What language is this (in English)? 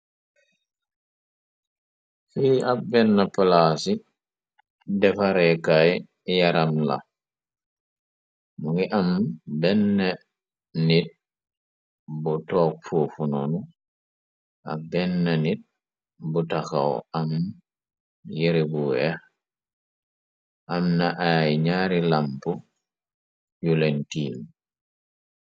Wolof